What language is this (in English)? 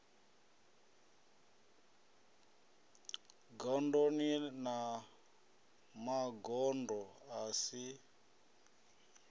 Venda